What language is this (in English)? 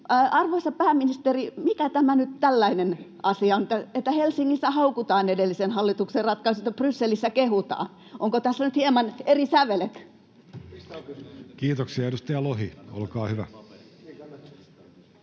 Finnish